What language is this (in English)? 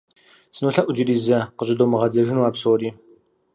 Kabardian